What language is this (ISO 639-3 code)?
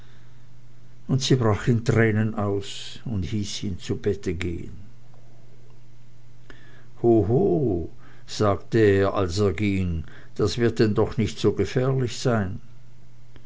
deu